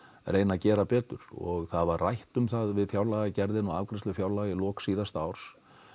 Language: Icelandic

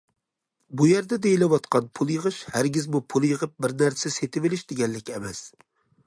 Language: Uyghur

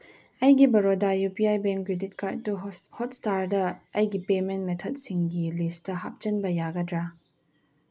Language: Manipuri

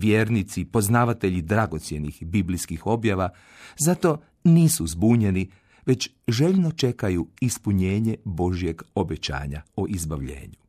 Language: Croatian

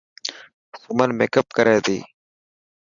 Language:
Dhatki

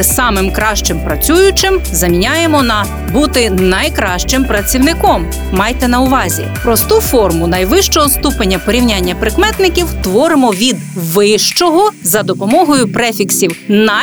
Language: Ukrainian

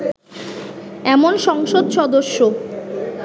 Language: Bangla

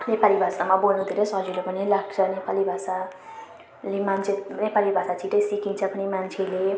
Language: Nepali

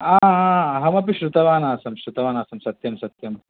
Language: Sanskrit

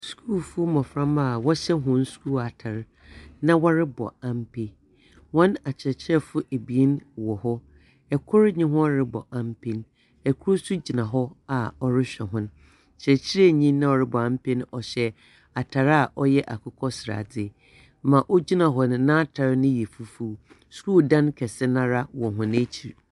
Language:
Akan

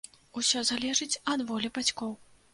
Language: Belarusian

